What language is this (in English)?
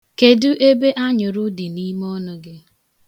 Igbo